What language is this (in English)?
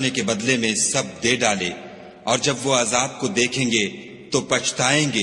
Urdu